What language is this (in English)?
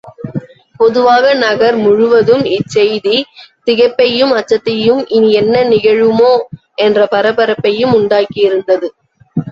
Tamil